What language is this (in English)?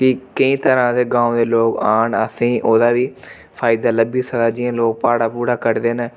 Dogri